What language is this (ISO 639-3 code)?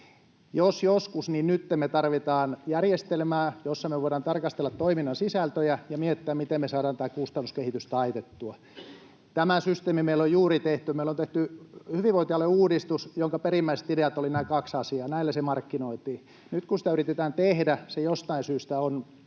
fin